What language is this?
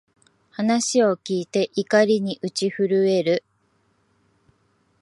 Japanese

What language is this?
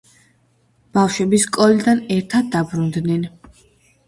Georgian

